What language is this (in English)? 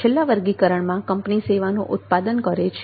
Gujarati